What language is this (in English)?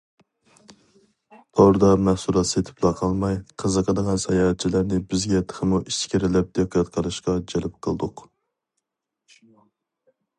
Uyghur